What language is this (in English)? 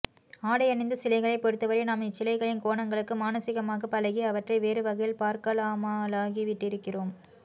Tamil